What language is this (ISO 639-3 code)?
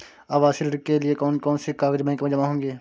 hin